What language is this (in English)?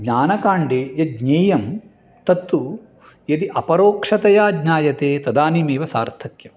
Sanskrit